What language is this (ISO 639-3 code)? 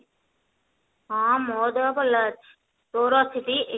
ori